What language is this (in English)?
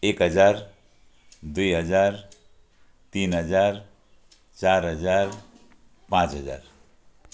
Nepali